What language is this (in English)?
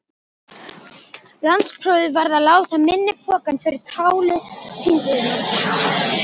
Icelandic